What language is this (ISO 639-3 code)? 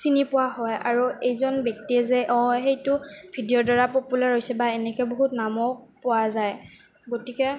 asm